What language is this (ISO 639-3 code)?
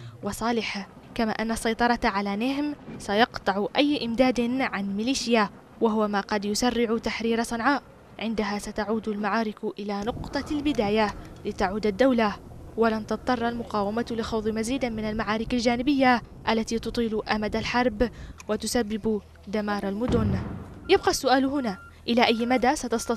ara